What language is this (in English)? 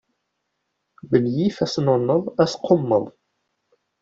Kabyle